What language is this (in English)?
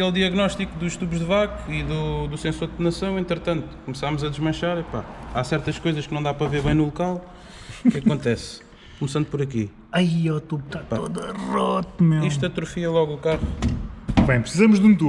Portuguese